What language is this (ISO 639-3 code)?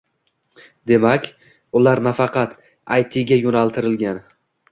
uzb